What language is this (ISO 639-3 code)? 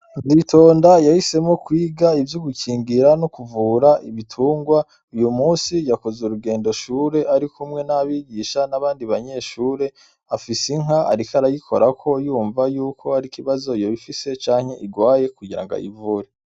run